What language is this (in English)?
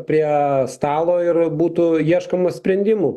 Lithuanian